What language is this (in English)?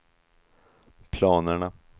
Swedish